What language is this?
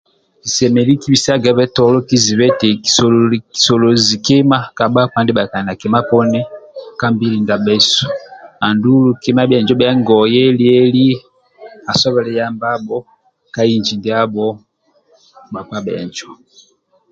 Amba (Uganda)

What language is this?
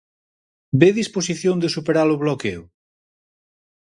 Galician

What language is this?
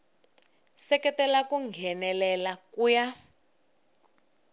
Tsonga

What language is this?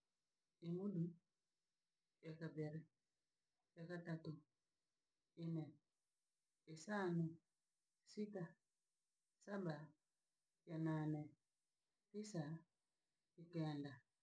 Langi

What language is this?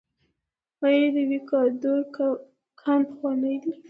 Pashto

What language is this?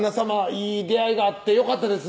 Japanese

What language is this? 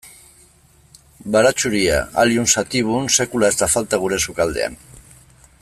Basque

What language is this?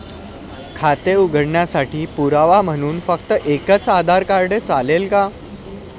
Marathi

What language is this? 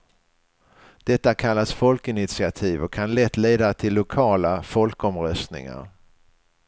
Swedish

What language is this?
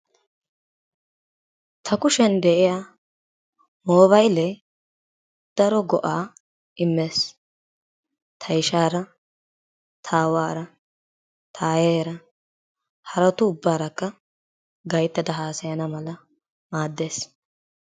Wolaytta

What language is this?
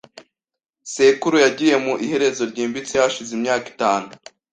Kinyarwanda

